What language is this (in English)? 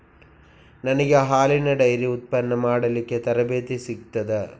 Kannada